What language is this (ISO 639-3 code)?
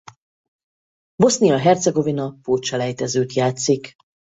hun